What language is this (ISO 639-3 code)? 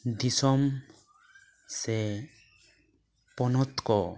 sat